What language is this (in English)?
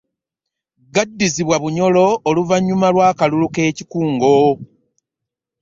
Ganda